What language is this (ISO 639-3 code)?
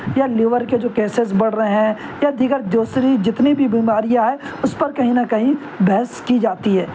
urd